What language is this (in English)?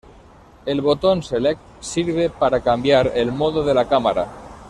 Spanish